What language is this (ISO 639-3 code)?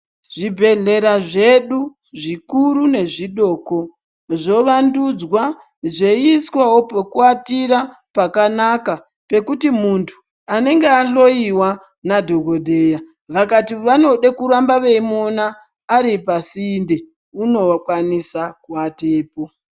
ndc